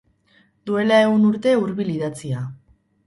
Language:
Basque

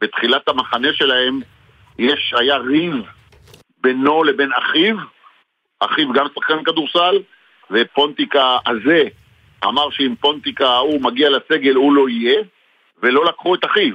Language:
Hebrew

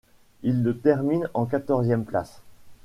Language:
French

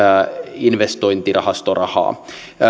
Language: Finnish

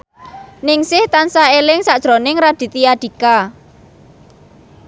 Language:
Javanese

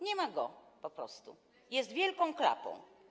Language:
Polish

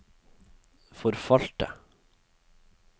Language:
Norwegian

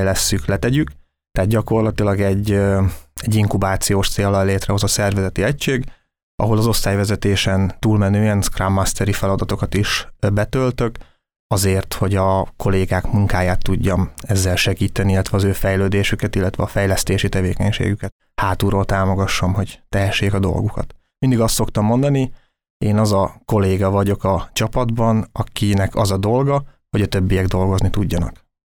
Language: Hungarian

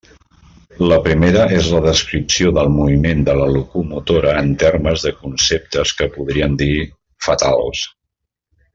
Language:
Catalan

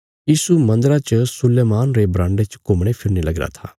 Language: Bilaspuri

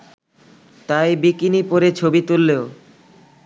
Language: Bangla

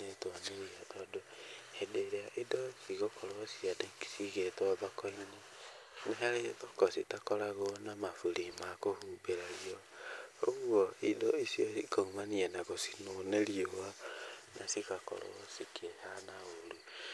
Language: Kikuyu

